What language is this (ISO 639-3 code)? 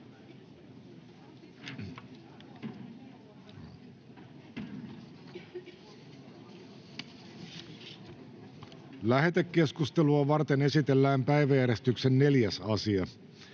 fin